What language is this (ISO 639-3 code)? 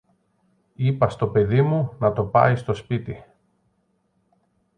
ell